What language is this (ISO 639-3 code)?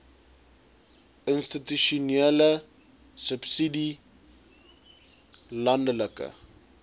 afr